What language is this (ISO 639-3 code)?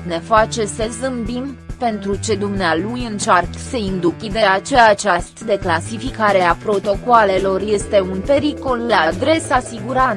ron